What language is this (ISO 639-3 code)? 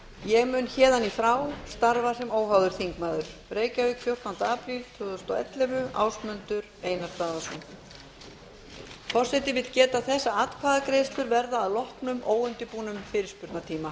isl